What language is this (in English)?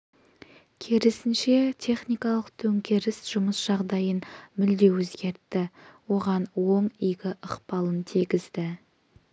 Kazakh